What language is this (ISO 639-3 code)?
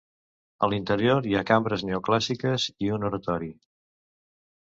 cat